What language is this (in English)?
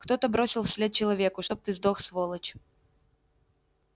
Russian